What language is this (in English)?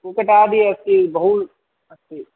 Sanskrit